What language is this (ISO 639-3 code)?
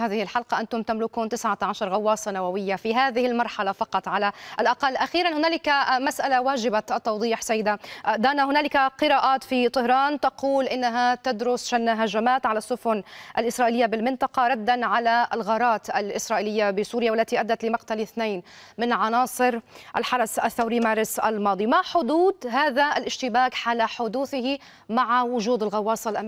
ara